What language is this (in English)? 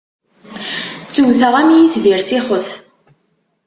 Kabyle